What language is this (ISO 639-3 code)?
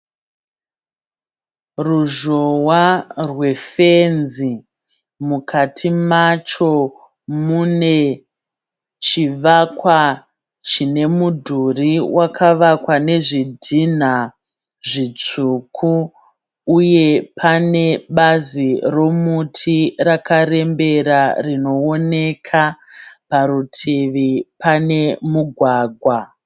sna